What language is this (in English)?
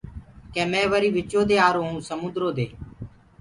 Gurgula